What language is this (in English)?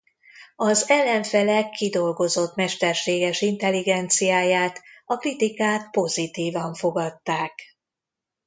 Hungarian